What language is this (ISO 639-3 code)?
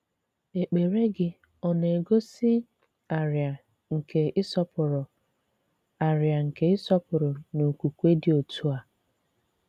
ibo